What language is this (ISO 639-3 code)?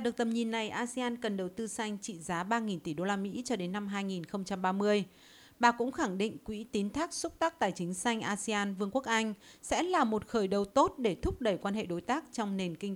vie